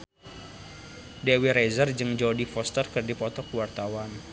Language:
Sundanese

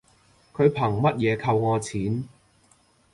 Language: Cantonese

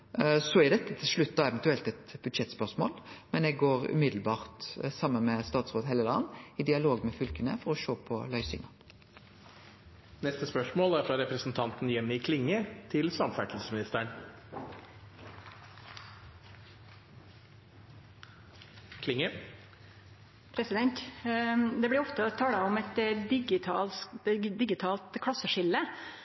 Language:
Norwegian Nynorsk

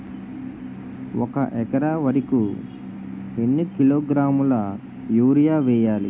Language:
Telugu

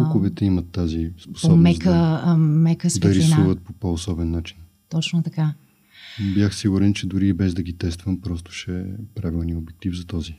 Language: Bulgarian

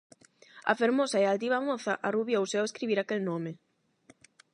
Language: Galician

